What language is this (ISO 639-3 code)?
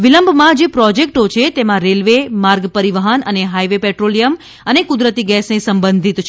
guj